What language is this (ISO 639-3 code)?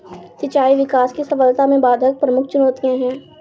hin